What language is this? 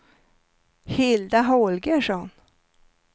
Swedish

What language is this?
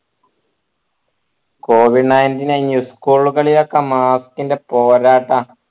Malayalam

